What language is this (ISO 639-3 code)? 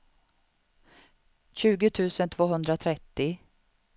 swe